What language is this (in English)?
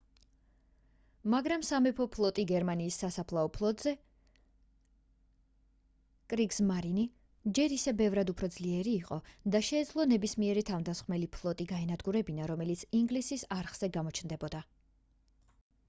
Georgian